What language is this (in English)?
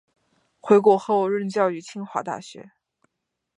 Chinese